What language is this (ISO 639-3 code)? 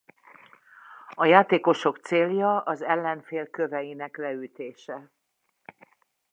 hun